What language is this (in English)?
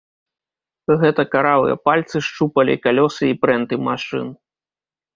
Belarusian